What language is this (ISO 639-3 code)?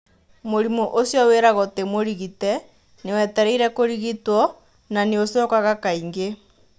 kik